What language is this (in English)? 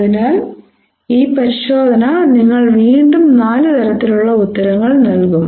Malayalam